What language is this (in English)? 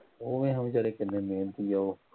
Punjabi